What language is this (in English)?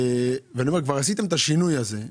Hebrew